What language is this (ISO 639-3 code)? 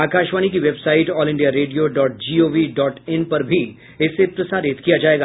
hin